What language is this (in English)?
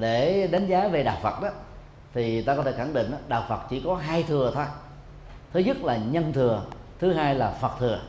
Vietnamese